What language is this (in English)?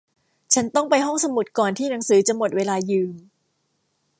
Thai